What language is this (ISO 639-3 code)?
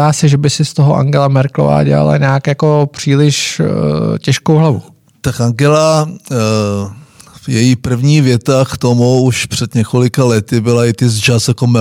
ces